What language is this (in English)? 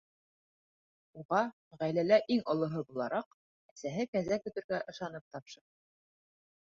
Bashkir